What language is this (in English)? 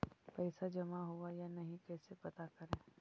Magahi